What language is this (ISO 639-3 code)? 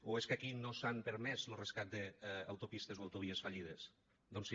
cat